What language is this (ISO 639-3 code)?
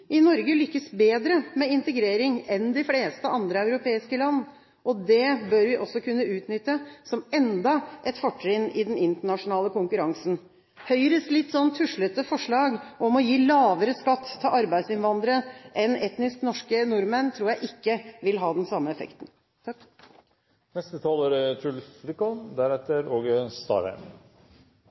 nob